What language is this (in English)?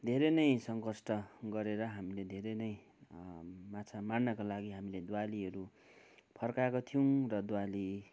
Nepali